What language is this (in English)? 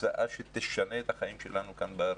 Hebrew